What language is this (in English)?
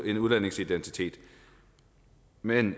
Danish